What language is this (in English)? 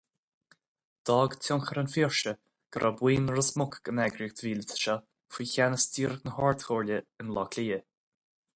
Irish